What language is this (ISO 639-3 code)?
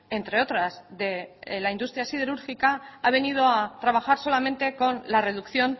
spa